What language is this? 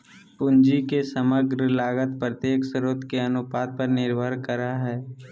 Magahi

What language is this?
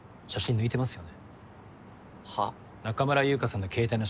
Japanese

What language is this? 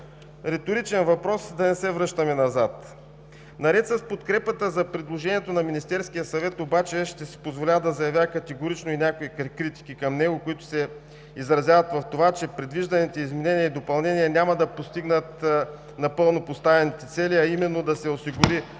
Bulgarian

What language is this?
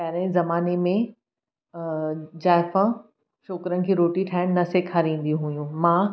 Sindhi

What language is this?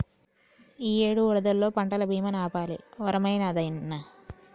Telugu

